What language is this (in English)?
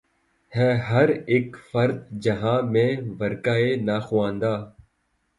Urdu